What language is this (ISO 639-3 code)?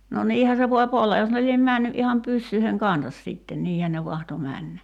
fin